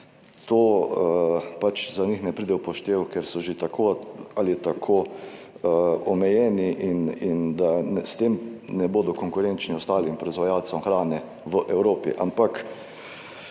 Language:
Slovenian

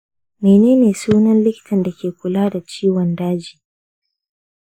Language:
Hausa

